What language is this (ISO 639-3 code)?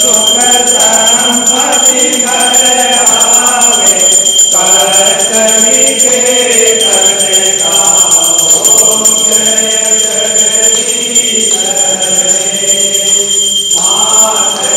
ron